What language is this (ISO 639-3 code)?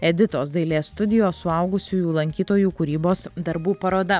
lit